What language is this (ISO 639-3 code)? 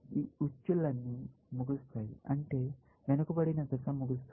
tel